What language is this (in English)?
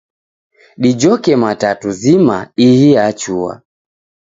Taita